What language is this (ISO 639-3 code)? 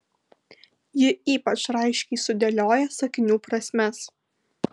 lit